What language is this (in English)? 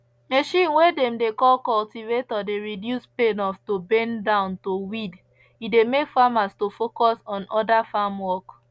Nigerian Pidgin